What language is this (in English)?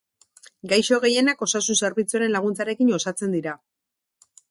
Basque